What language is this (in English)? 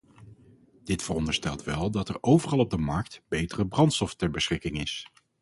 Dutch